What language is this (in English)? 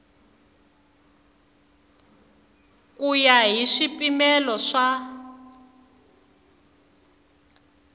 Tsonga